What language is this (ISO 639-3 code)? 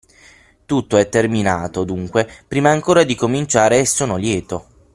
ita